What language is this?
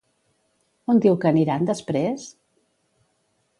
Catalan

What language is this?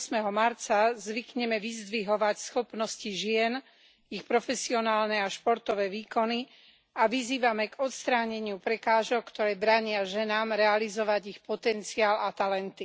Slovak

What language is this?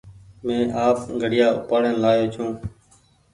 Goaria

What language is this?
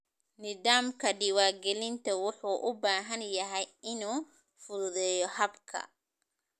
Somali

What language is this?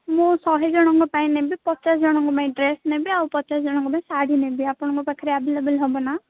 Odia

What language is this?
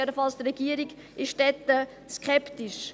Swiss German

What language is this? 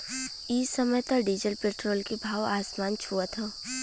Bhojpuri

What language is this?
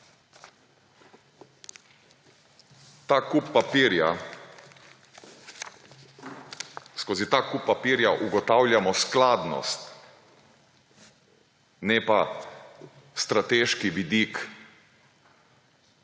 Slovenian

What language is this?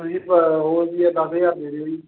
Punjabi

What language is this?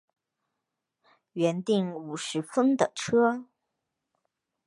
Chinese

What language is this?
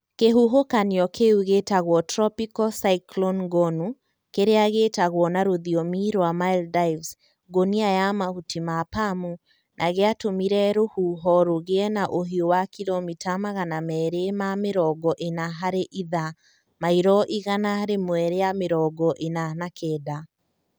Kikuyu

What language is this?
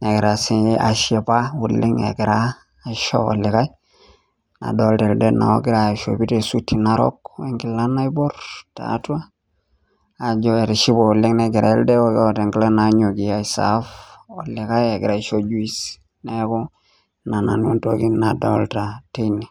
Masai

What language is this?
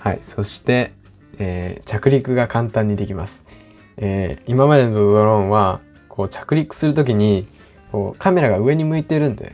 Japanese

